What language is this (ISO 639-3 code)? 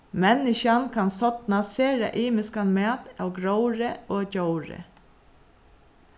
fao